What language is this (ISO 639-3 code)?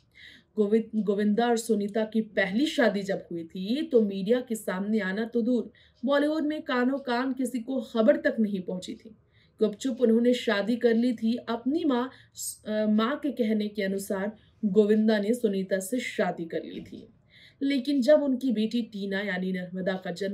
hin